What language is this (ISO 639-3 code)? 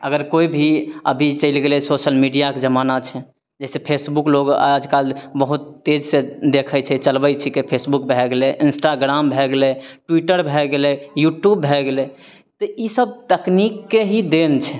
mai